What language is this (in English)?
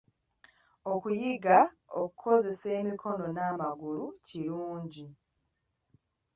Ganda